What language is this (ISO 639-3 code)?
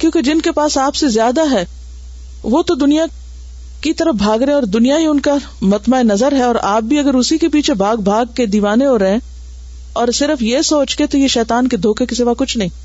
urd